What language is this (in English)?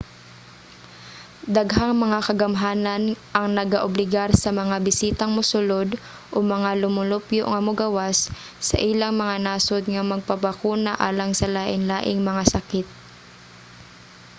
Cebuano